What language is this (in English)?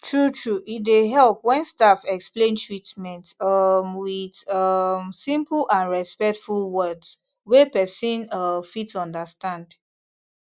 Nigerian Pidgin